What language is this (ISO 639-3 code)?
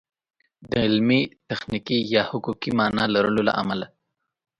pus